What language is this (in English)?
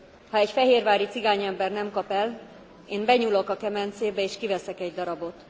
Hungarian